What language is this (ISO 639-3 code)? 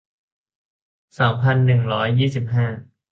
tha